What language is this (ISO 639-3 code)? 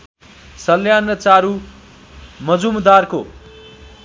nep